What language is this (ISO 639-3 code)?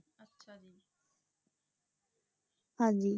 pan